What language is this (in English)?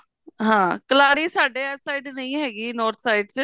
Punjabi